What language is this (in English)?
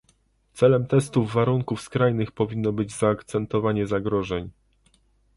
Polish